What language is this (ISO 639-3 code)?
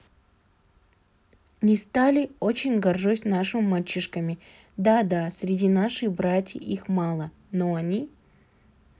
kaz